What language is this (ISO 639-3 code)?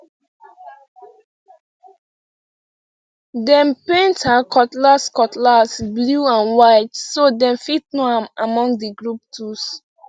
pcm